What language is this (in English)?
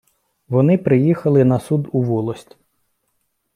Ukrainian